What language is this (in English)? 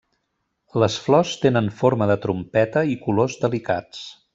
Catalan